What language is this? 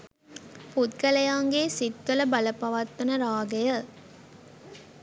Sinhala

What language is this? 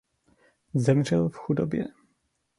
Czech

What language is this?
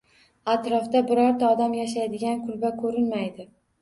Uzbek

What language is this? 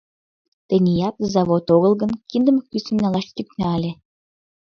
Mari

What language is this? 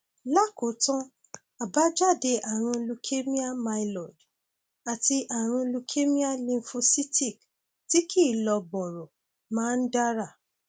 Yoruba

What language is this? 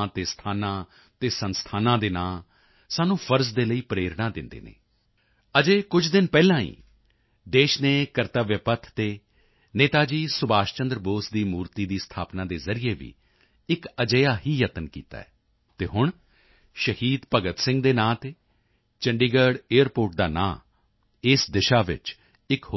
Punjabi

